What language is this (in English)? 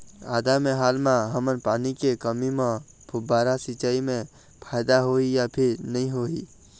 Chhattisgarhi